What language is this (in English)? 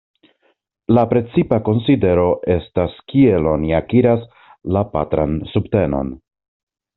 Esperanto